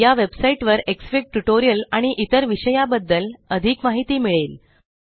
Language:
Marathi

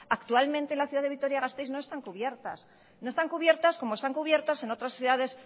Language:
Spanish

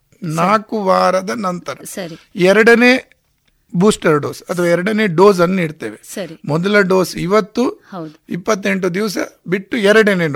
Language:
Kannada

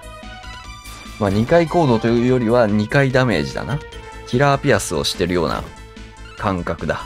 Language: Japanese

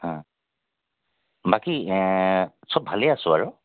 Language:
Assamese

